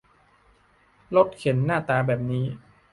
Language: Thai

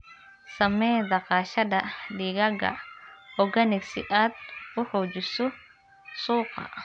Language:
Somali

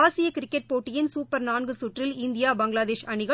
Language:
Tamil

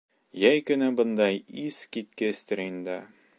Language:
Bashkir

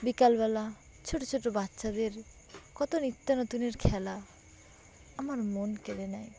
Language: Bangla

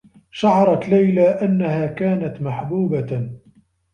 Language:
Arabic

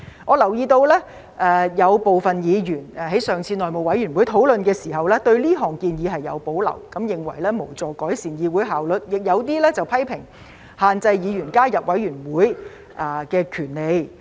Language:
Cantonese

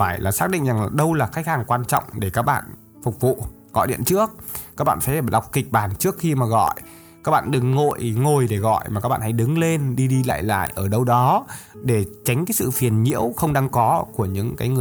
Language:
Vietnamese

